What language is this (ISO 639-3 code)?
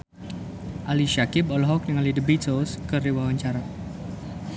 sun